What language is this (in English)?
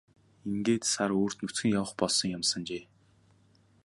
Mongolian